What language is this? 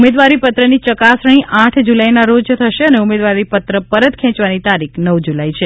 Gujarati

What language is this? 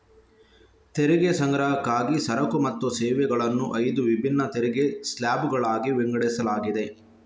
Kannada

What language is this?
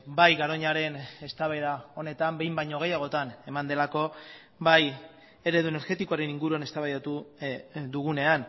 Basque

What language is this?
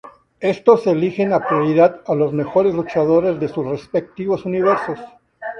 Spanish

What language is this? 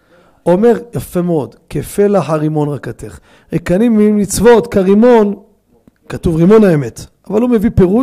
Hebrew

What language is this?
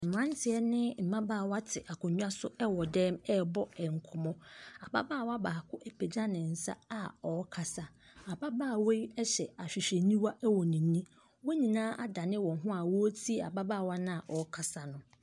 Akan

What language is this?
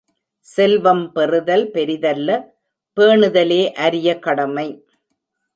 Tamil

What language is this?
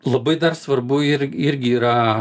Lithuanian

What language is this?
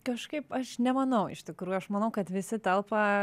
Lithuanian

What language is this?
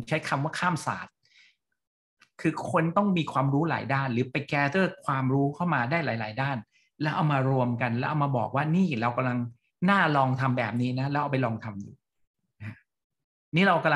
Thai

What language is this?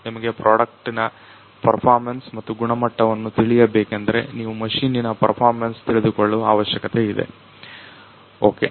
Kannada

